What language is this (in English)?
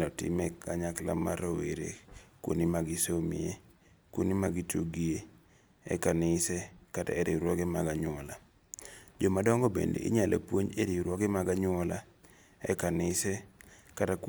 Luo (Kenya and Tanzania)